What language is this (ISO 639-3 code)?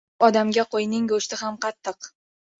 uzb